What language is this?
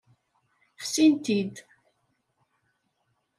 Kabyle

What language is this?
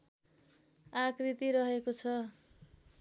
Nepali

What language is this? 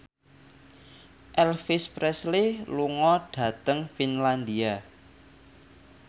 Javanese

